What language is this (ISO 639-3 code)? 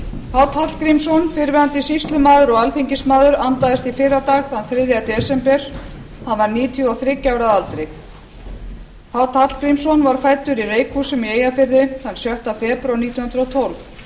isl